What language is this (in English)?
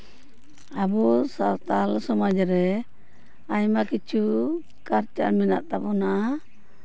Santali